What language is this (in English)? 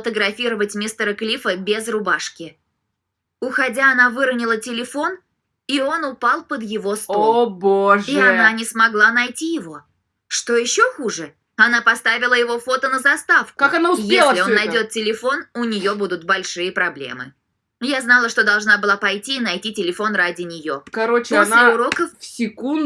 Russian